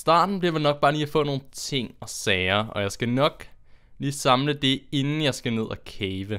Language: Danish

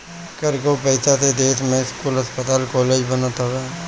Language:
Bhojpuri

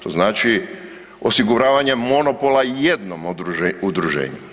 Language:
Croatian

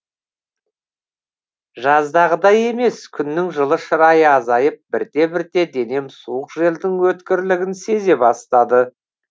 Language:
Kazakh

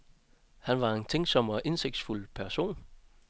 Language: Danish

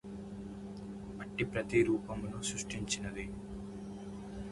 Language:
Telugu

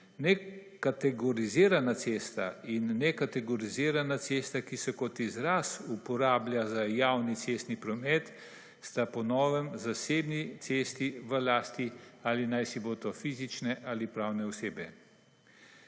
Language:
Slovenian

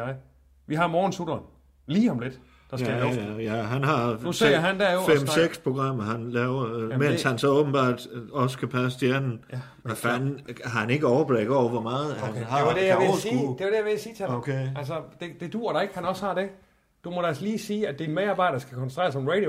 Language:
Danish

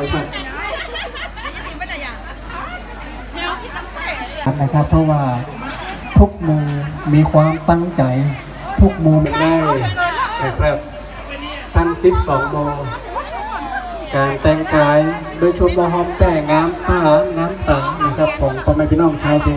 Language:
Thai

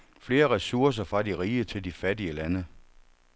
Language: Danish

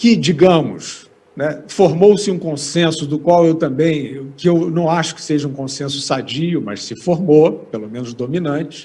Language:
Portuguese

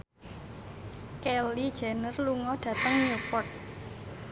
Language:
Javanese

